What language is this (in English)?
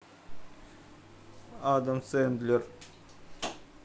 Russian